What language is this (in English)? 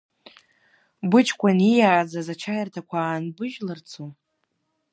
Abkhazian